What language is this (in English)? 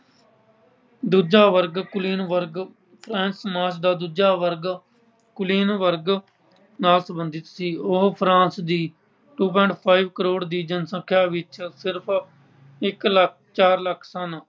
Punjabi